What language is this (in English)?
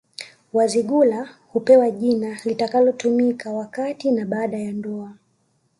Swahili